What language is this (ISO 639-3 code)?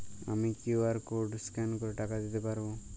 ben